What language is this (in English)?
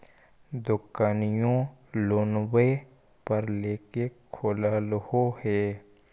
Magahi